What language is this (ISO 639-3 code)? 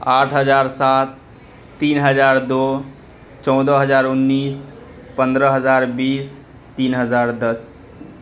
urd